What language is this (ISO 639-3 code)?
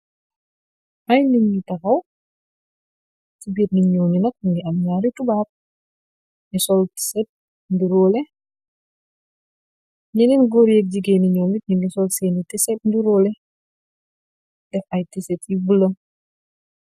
wol